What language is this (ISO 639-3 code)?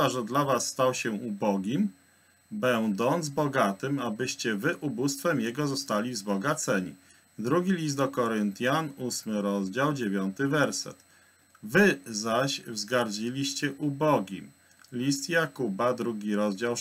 pol